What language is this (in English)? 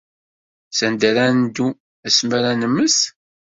Kabyle